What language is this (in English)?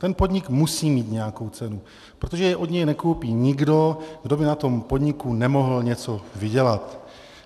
Czech